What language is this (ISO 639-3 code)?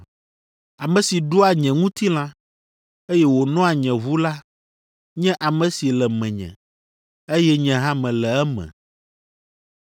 ewe